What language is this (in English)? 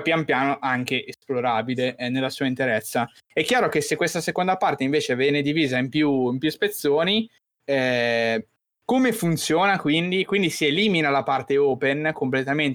Italian